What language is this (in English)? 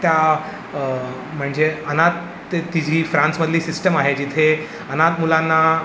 Marathi